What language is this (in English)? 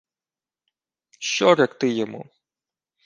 Ukrainian